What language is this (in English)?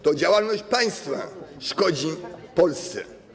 Polish